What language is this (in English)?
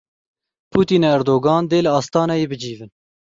Kurdish